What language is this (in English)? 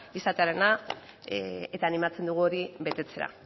Basque